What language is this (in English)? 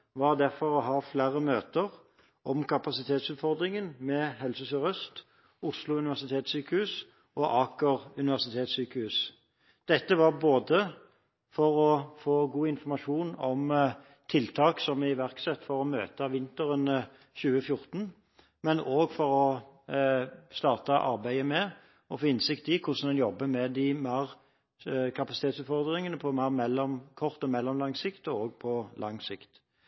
Norwegian Bokmål